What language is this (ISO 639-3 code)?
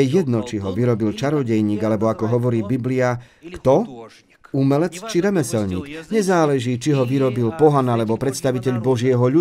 slk